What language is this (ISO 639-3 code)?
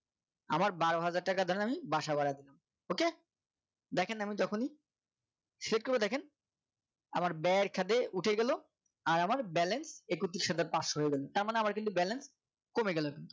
ben